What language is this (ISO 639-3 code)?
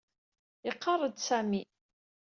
kab